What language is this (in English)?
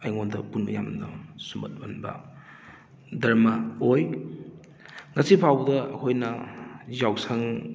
Manipuri